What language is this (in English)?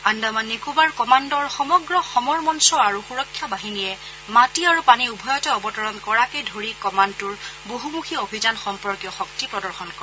Assamese